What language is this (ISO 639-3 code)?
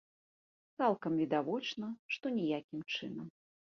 bel